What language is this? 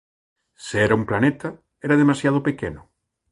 Galician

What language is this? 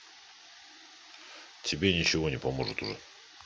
Russian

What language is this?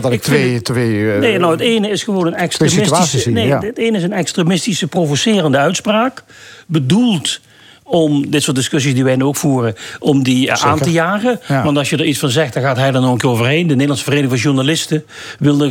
Dutch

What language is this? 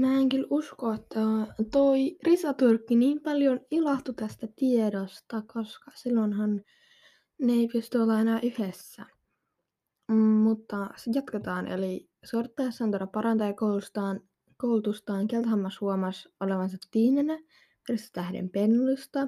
Finnish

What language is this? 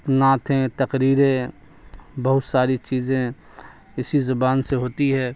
Urdu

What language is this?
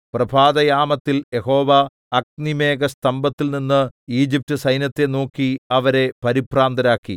Malayalam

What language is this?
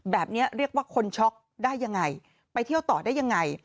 Thai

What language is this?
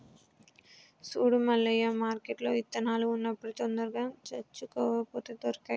Telugu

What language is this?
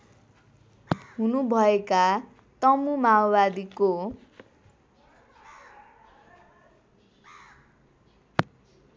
Nepali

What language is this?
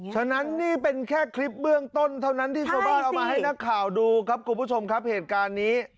Thai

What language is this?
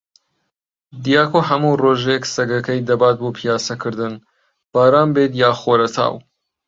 Central Kurdish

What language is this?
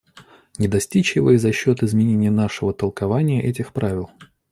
Russian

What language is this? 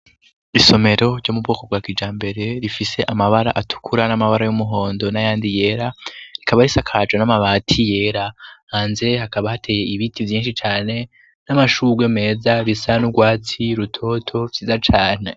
Rundi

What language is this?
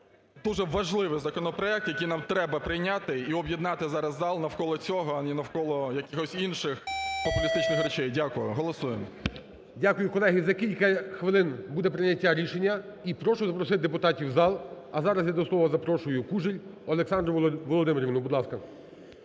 Ukrainian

